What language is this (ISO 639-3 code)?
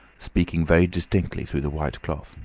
eng